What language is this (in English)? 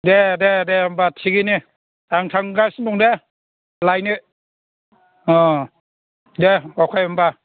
Bodo